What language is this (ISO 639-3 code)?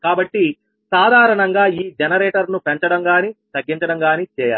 tel